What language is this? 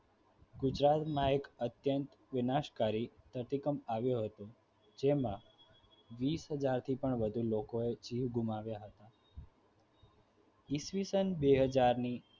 Gujarati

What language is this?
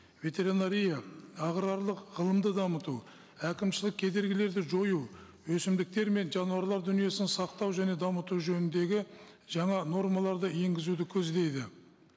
Kazakh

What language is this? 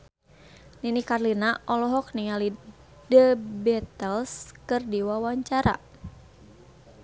Sundanese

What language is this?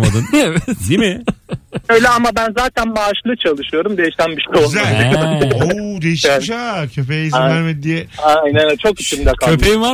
Turkish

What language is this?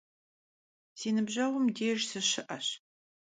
Kabardian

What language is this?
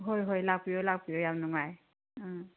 Manipuri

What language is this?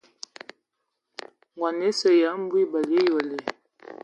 Ewondo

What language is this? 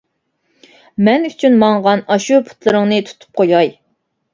Uyghur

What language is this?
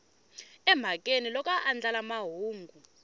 Tsonga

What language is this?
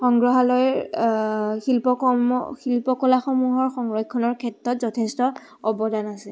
Assamese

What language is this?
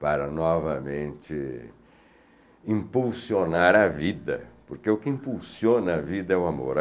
Portuguese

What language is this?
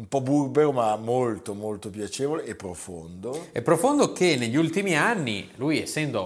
Italian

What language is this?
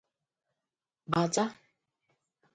Igbo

